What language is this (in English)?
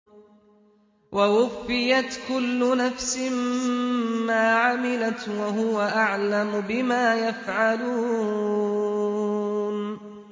Arabic